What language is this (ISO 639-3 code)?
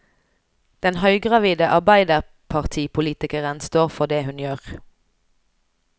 nor